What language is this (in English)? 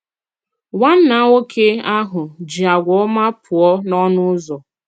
Igbo